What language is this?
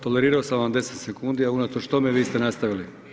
Croatian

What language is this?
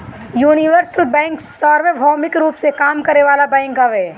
Bhojpuri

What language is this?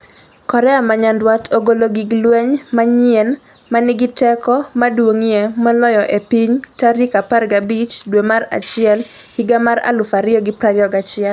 Luo (Kenya and Tanzania)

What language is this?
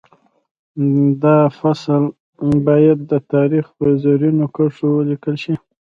Pashto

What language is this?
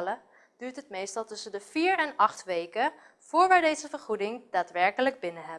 Dutch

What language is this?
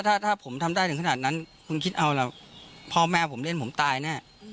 Thai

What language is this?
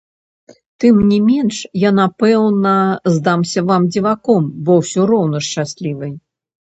Belarusian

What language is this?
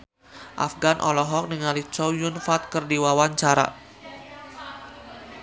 Sundanese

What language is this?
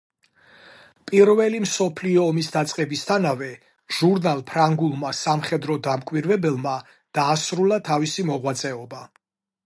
Georgian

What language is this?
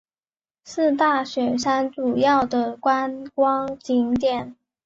Chinese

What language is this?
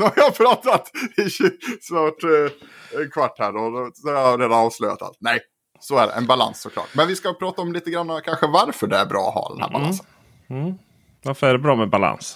Swedish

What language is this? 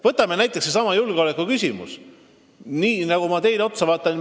Estonian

